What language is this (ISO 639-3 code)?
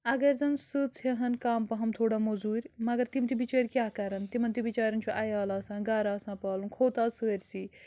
kas